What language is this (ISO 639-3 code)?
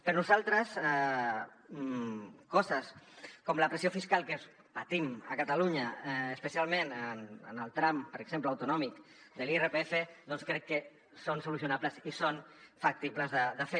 cat